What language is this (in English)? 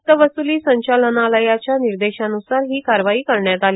Marathi